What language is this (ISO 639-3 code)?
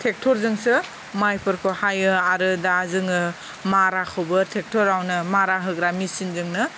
brx